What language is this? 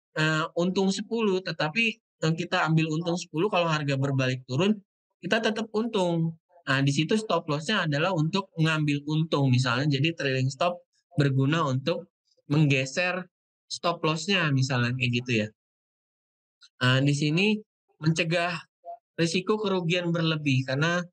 Indonesian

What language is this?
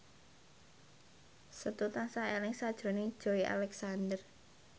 Javanese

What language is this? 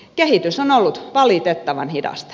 Finnish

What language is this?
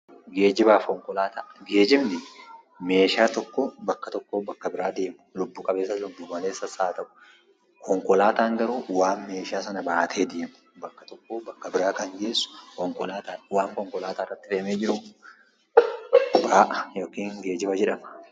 Oromo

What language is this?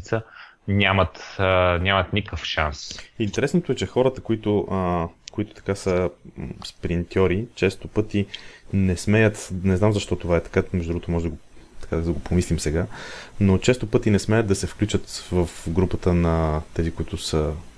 Bulgarian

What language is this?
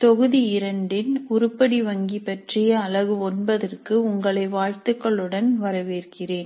Tamil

